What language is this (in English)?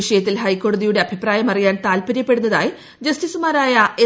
Malayalam